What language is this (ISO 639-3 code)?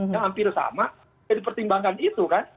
ind